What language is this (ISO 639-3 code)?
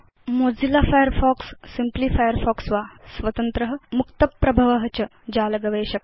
san